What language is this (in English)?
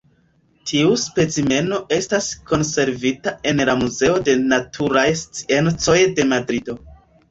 Esperanto